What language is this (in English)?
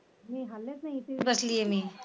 Marathi